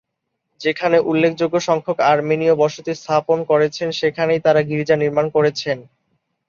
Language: Bangla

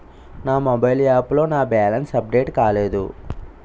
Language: Telugu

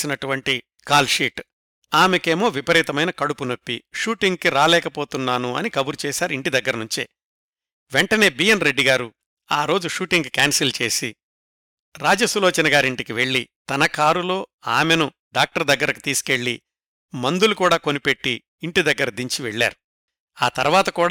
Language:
Telugu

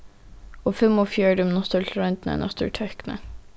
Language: Faroese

